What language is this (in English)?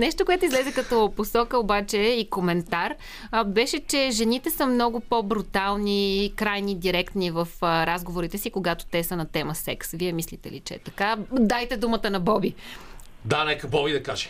Bulgarian